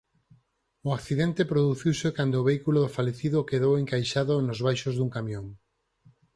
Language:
Galician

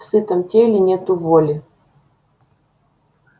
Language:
Russian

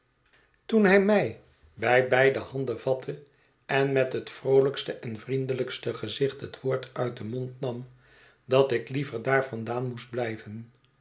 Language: Dutch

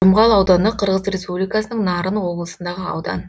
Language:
Kazakh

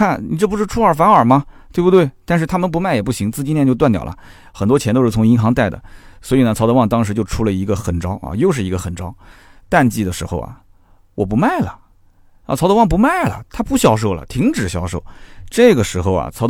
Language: Chinese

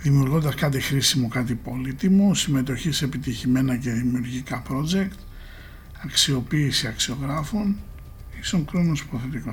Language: Greek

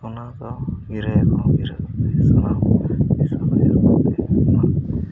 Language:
Santali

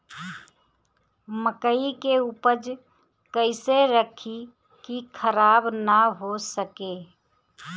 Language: Bhojpuri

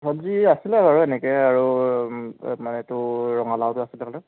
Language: Assamese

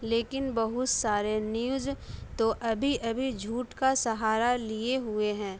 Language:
Urdu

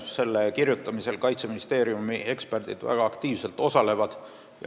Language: Estonian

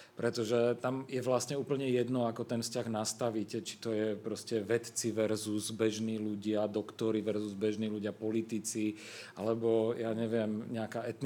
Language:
Czech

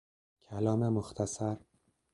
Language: Persian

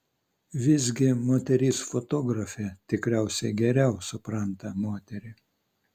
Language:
Lithuanian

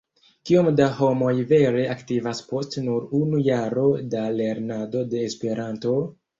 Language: Esperanto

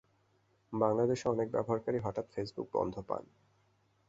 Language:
Bangla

